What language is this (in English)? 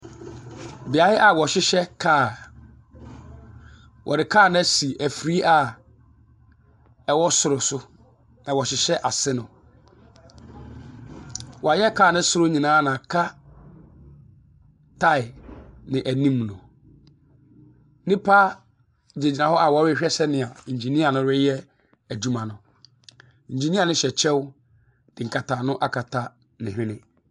Akan